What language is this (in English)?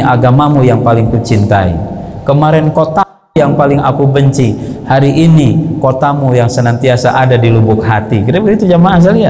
Indonesian